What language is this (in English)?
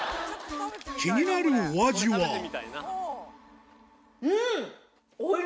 Japanese